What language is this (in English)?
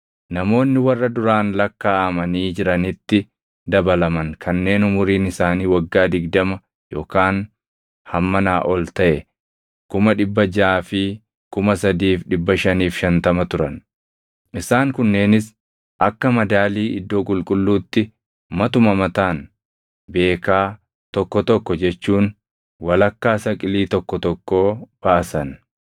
Oromo